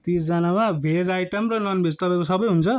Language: Nepali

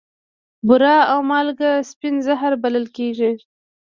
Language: Pashto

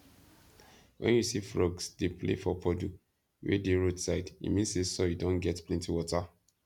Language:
Nigerian Pidgin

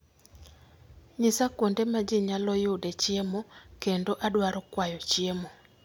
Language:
Luo (Kenya and Tanzania)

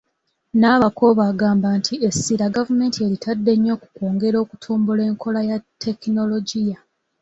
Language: Ganda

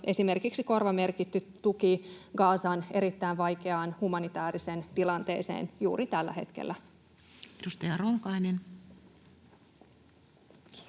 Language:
Finnish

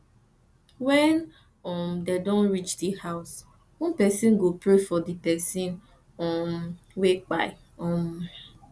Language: Nigerian Pidgin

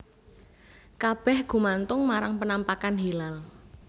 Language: Javanese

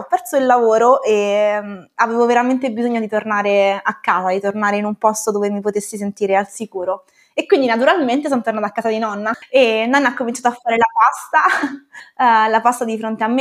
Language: Italian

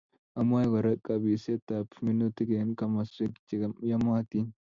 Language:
Kalenjin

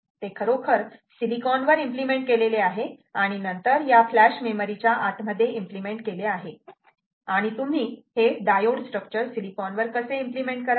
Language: Marathi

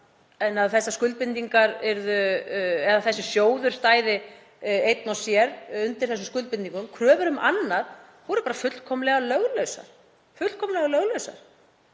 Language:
Icelandic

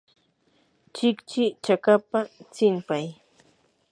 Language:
Yanahuanca Pasco Quechua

